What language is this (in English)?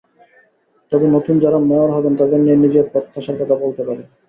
Bangla